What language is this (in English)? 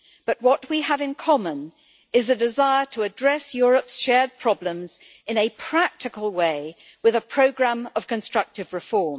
English